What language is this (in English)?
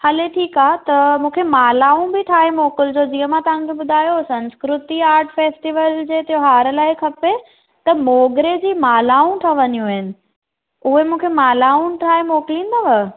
Sindhi